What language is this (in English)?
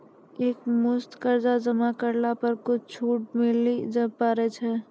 Maithili